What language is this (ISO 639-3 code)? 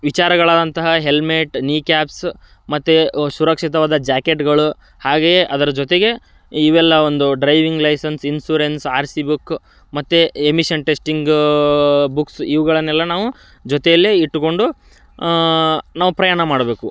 kan